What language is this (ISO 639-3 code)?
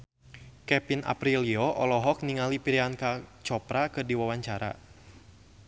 sun